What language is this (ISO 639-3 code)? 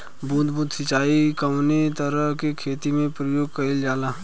bho